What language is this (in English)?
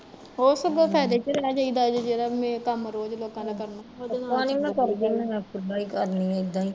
Punjabi